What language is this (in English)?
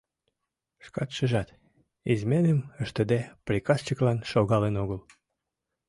Mari